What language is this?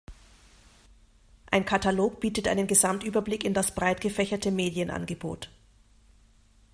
German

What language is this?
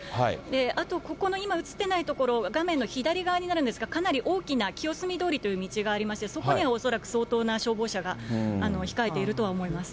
Japanese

